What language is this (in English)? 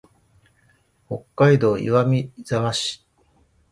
Japanese